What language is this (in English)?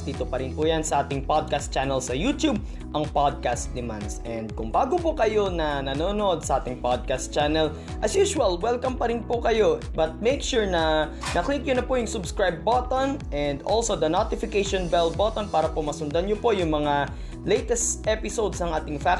Filipino